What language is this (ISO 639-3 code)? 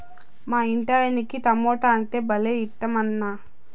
tel